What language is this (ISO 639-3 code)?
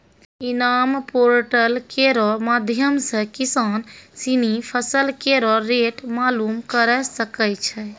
mai